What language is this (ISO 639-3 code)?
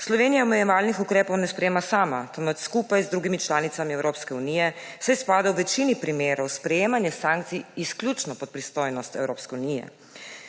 slv